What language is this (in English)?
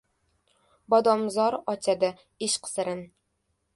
Uzbek